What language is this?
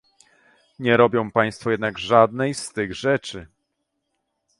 Polish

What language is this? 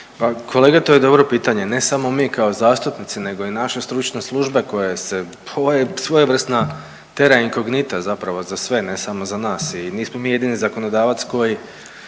Croatian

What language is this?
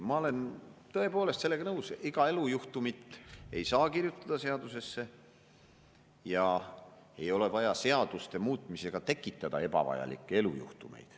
Estonian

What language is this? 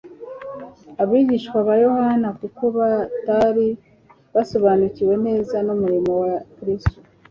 Kinyarwanda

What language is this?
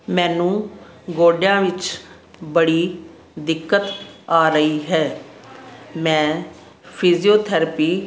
Punjabi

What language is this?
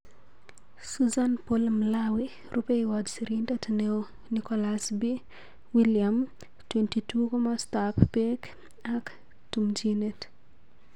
Kalenjin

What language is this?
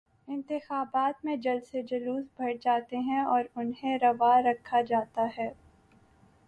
Urdu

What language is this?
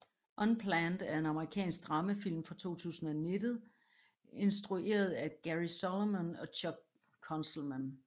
Danish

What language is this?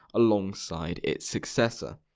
English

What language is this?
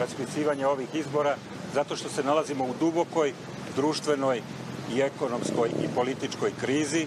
Hungarian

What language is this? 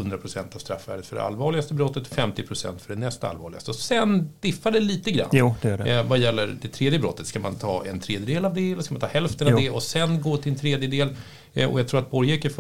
Swedish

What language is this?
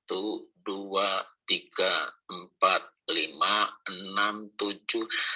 Indonesian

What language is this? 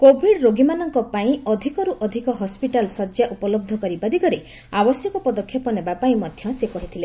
Odia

